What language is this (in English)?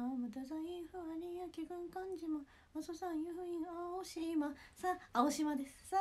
Japanese